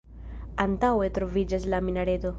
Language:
Esperanto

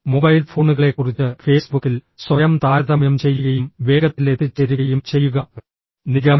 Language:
Malayalam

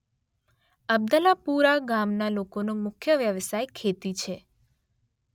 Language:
Gujarati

